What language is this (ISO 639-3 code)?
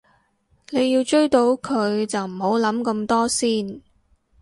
yue